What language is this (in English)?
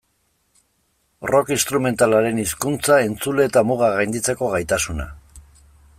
Basque